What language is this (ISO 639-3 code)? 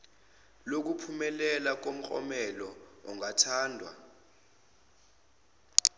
zul